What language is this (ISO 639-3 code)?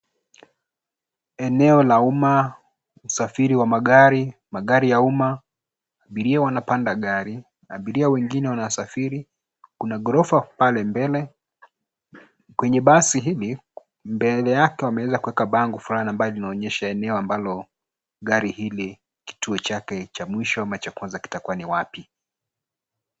swa